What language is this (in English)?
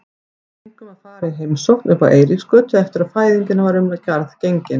Icelandic